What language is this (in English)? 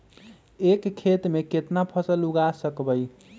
Magahi